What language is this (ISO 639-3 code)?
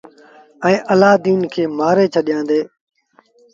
sbn